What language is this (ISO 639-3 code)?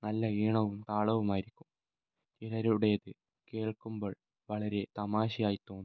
mal